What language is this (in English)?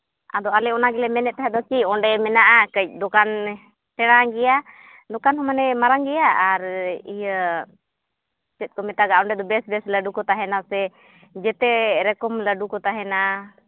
Santali